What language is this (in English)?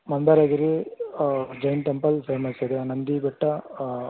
Kannada